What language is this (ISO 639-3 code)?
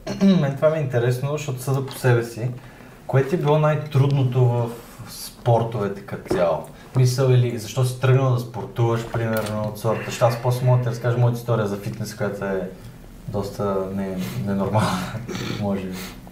bul